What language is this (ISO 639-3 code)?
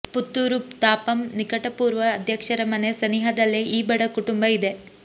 kan